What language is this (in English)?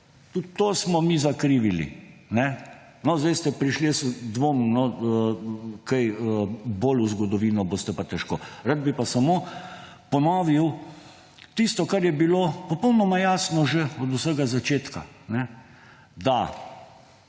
Slovenian